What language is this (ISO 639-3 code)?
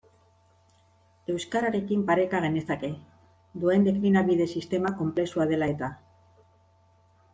eus